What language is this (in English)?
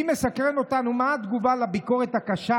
Hebrew